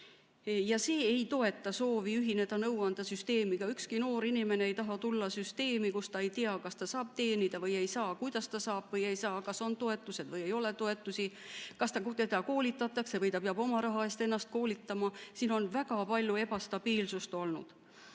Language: Estonian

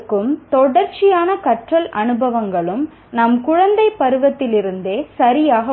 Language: Tamil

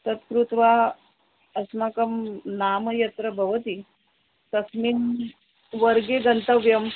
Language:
Sanskrit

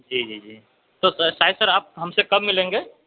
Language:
Urdu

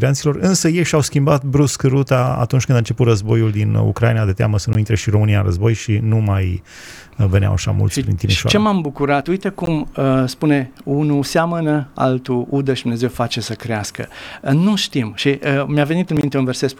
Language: Romanian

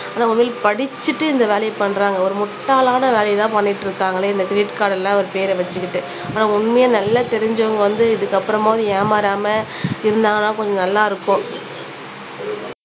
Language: Tamil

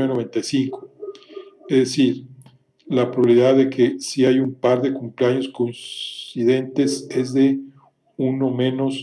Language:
Spanish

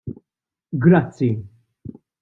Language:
Maltese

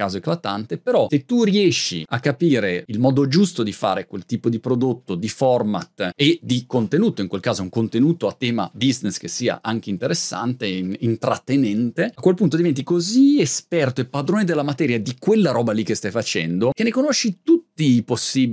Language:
Italian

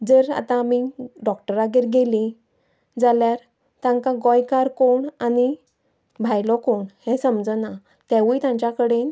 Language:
Konkani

